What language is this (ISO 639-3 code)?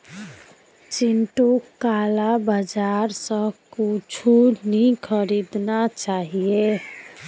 mag